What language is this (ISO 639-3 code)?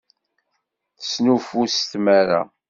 kab